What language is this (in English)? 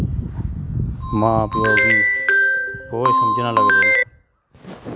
Dogri